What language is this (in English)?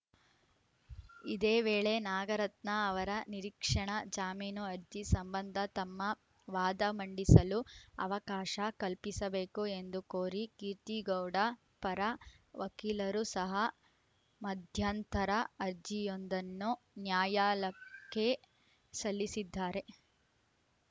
Kannada